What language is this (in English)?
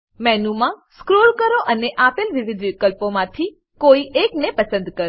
Gujarati